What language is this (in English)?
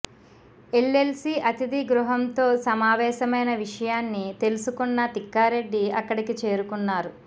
Telugu